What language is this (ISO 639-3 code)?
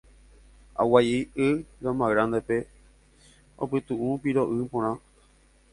grn